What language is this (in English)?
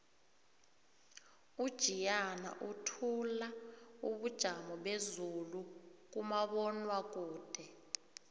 South Ndebele